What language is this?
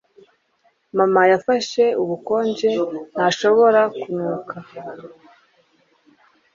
Kinyarwanda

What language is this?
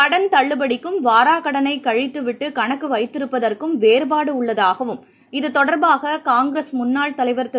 Tamil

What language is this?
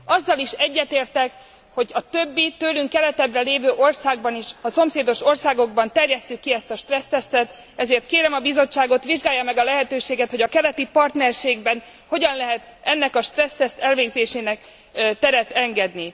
Hungarian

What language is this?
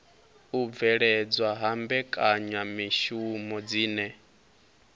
Venda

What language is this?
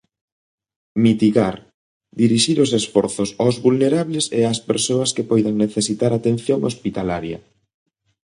Galician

